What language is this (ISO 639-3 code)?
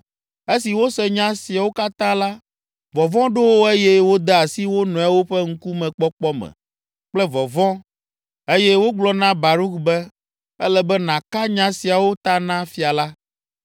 ewe